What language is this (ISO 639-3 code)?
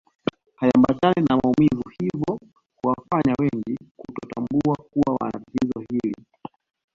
swa